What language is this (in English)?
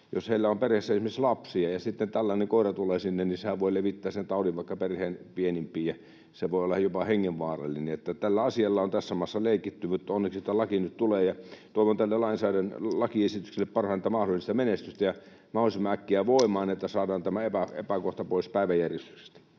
Finnish